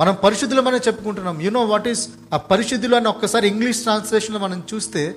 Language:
Telugu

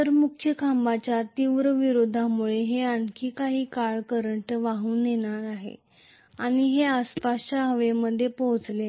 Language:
Marathi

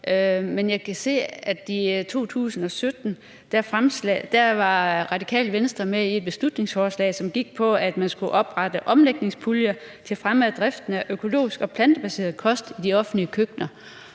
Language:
Danish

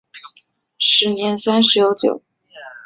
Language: Chinese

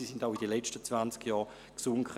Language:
Swiss German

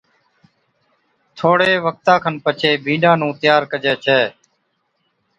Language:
Od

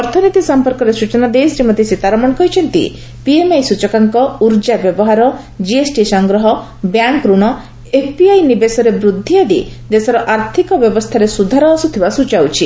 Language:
Odia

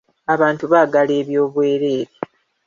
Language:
Ganda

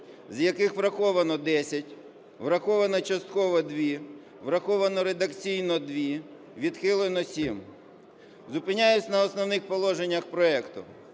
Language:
Ukrainian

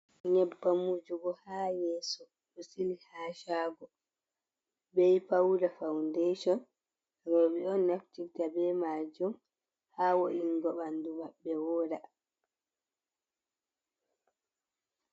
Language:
Fula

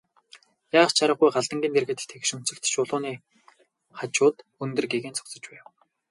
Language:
Mongolian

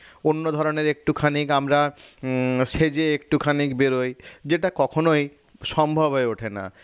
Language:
Bangla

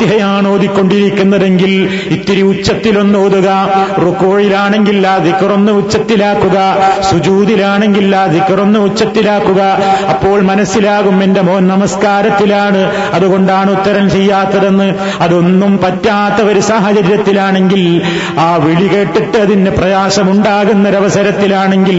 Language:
Malayalam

